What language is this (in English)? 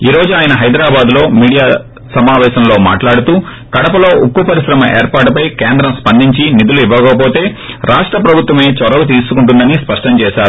Telugu